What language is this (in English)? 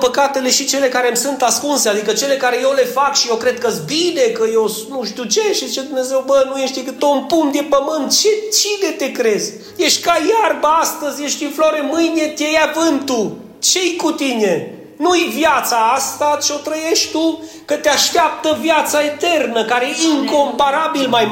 Romanian